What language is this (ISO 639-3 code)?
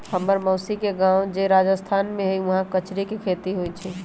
mag